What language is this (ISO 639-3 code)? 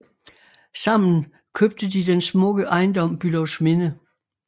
dan